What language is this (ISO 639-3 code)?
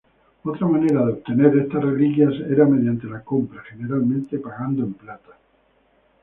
spa